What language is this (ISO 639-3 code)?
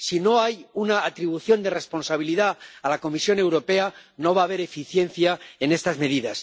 spa